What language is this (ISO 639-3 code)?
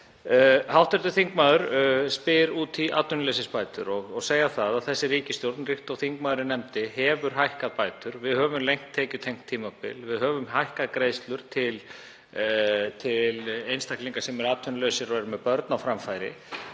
isl